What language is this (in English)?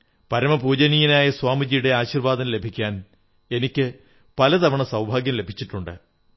Malayalam